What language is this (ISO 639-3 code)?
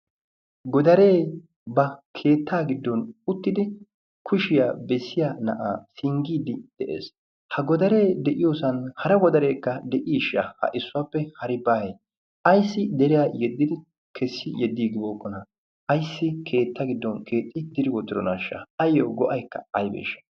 wal